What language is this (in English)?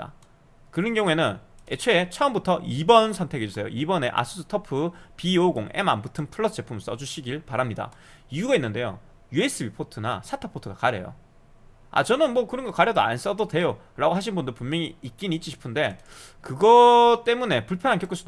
Korean